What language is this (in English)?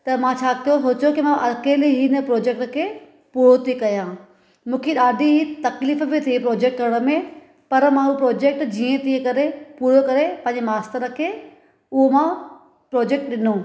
Sindhi